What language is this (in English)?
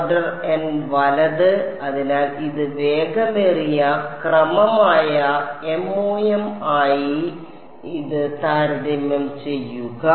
Malayalam